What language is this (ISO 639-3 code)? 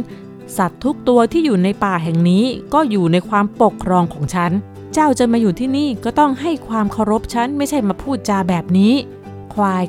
tha